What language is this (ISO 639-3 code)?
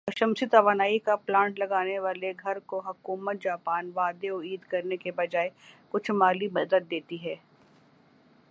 urd